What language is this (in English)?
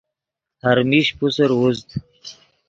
Yidgha